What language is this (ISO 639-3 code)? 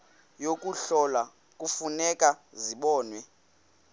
xho